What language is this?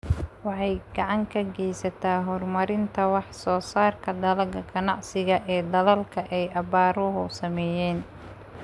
Somali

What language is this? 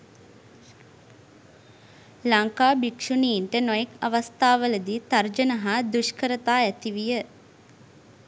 Sinhala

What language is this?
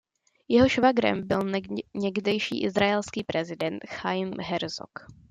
Czech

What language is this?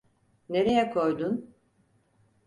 Turkish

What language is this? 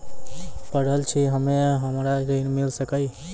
Maithili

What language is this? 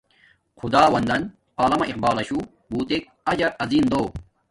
Domaaki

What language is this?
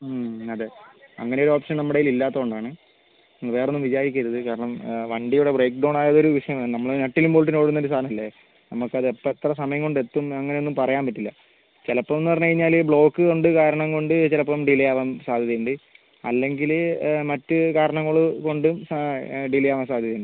Malayalam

